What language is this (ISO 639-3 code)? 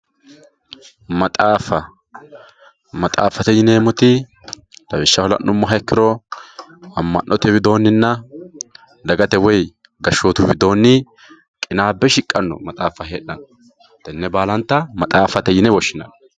sid